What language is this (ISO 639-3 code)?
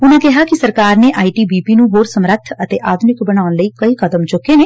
pan